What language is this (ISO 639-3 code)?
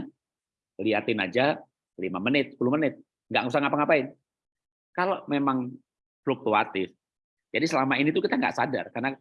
ind